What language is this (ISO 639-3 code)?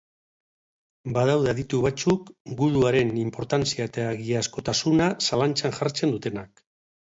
eus